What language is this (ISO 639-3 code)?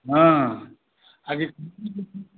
mai